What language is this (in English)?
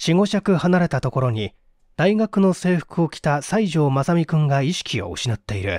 Japanese